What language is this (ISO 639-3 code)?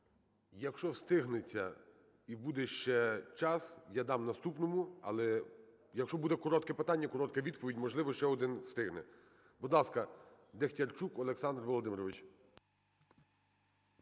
ukr